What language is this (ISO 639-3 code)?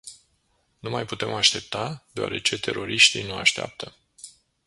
ron